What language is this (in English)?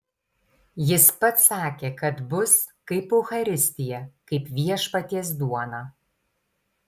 Lithuanian